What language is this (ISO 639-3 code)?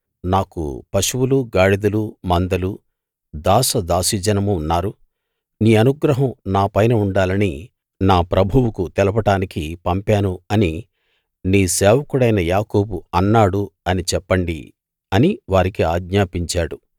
tel